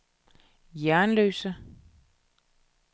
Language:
Danish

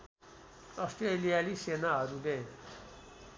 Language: Nepali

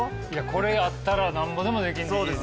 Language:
Japanese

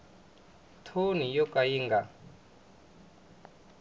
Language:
Tsonga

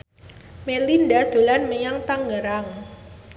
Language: Javanese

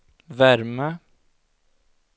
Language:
Swedish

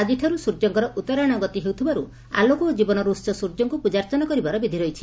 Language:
Odia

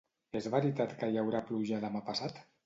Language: Catalan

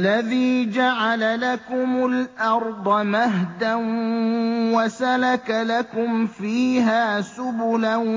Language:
Arabic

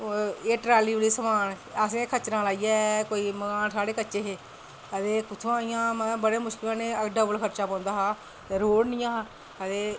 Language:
Dogri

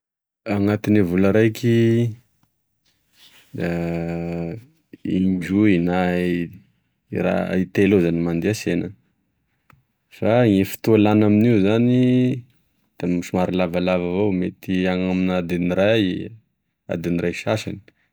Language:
Tesaka Malagasy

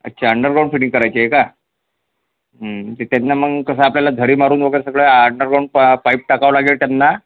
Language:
Marathi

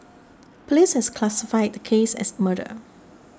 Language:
English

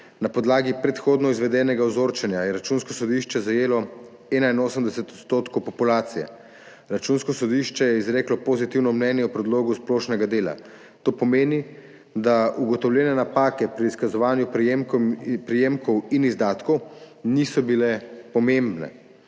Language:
Slovenian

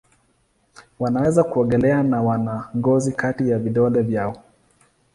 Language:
Swahili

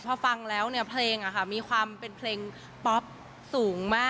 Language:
Thai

